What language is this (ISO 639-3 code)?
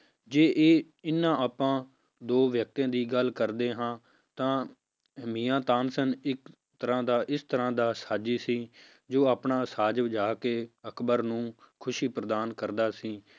pan